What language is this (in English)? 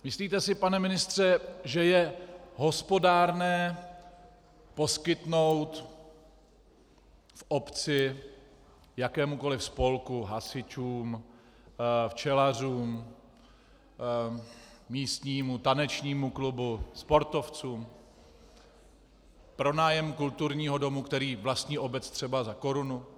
Czech